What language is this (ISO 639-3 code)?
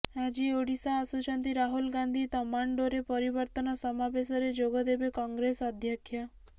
ori